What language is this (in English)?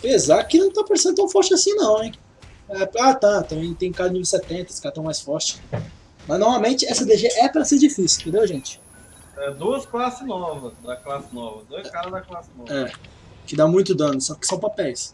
Portuguese